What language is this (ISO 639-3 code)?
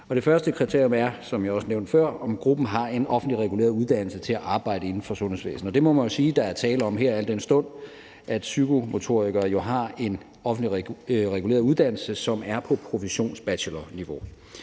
dan